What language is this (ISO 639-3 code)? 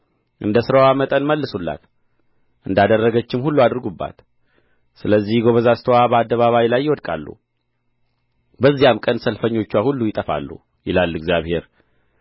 amh